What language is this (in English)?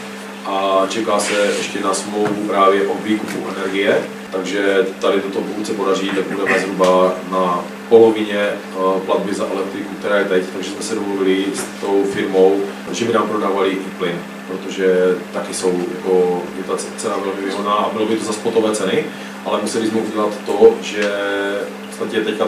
Czech